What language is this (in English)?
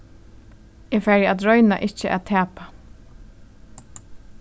Faroese